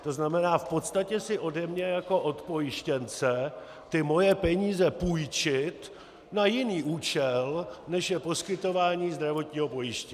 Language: Czech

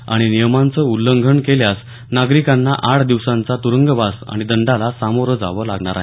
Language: Marathi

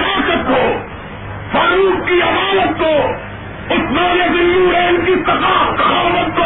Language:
Urdu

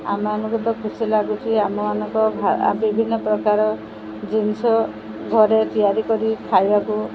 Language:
Odia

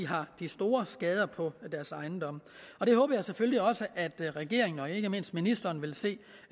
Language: Danish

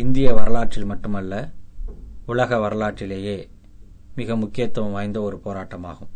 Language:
Tamil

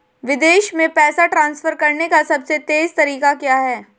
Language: Hindi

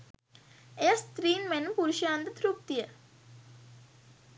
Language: Sinhala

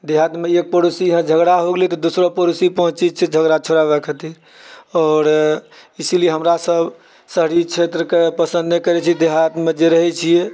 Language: Maithili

